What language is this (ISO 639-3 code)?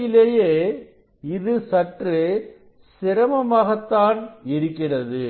tam